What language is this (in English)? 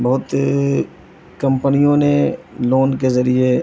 Urdu